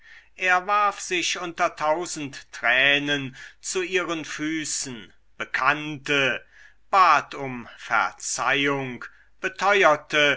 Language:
German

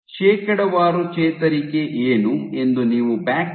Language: Kannada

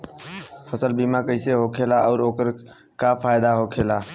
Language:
Bhojpuri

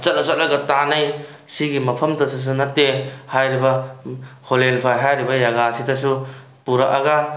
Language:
Manipuri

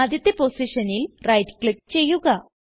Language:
Malayalam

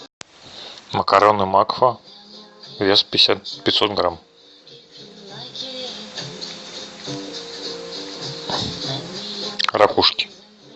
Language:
Russian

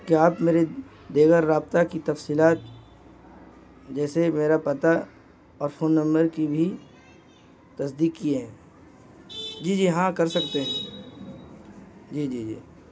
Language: Urdu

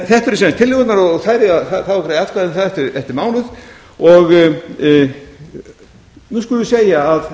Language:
Icelandic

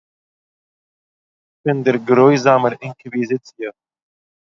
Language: Yiddish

